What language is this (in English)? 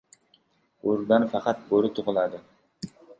Uzbek